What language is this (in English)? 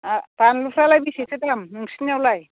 Bodo